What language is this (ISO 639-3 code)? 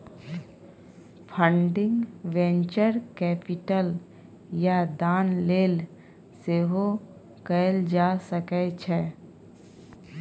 mai